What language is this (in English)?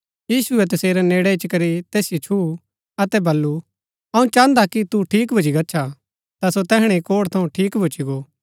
Gaddi